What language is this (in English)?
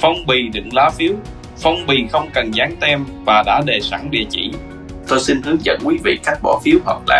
Vietnamese